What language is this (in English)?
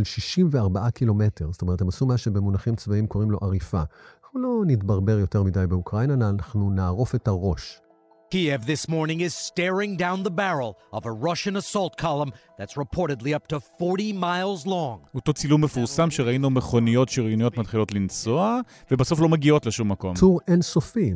Hebrew